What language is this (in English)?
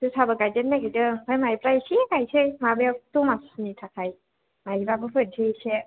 Bodo